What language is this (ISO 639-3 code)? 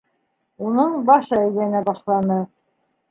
bak